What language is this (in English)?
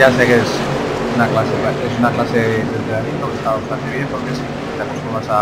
Spanish